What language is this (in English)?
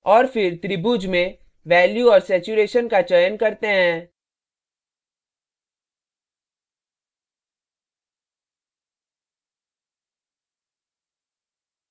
Hindi